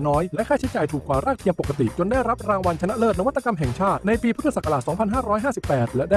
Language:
Thai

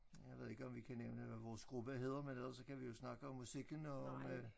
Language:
Danish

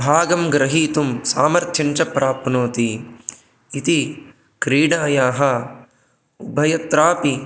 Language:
Sanskrit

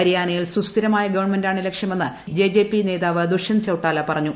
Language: Malayalam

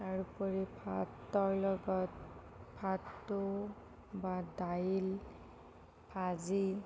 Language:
Assamese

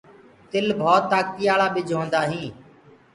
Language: Gurgula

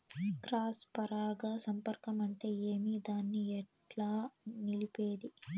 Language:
Telugu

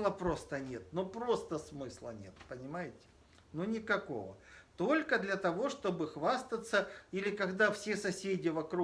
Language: Russian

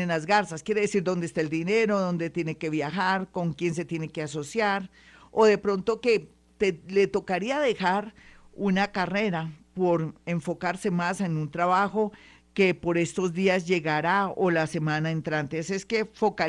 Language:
Spanish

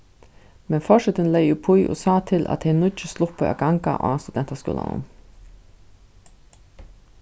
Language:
Faroese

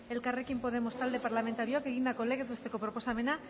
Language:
Basque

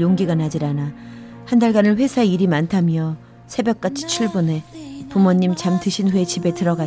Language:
Korean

